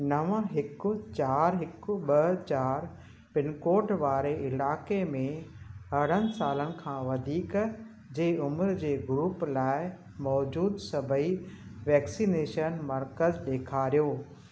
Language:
Sindhi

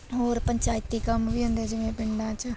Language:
Punjabi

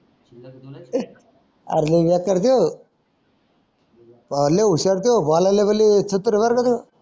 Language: Marathi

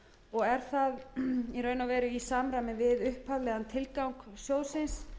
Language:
Icelandic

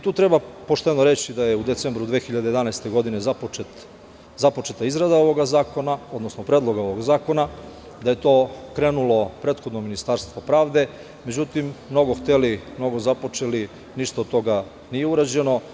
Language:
Serbian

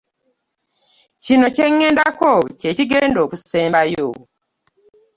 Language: Ganda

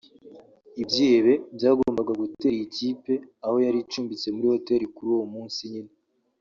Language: Kinyarwanda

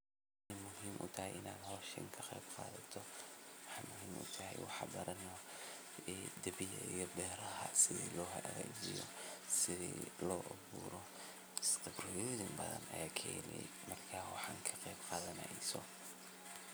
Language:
Somali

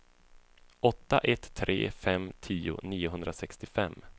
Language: Swedish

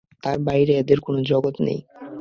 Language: Bangla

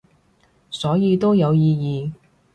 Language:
Cantonese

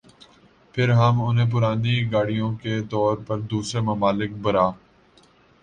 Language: Urdu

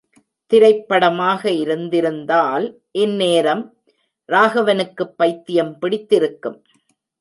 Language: Tamil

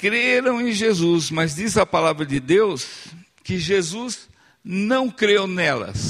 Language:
Portuguese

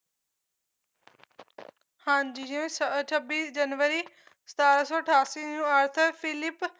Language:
Punjabi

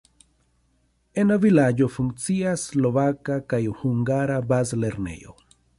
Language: Esperanto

